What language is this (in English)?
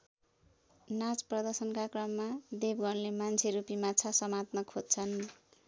Nepali